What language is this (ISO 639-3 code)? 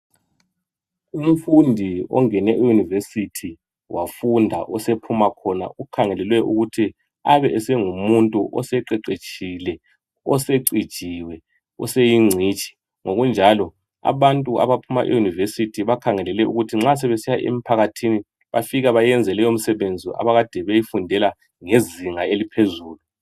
nde